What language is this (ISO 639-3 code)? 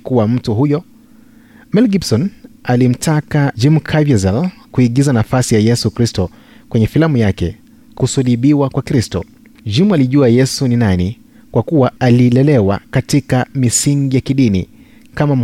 swa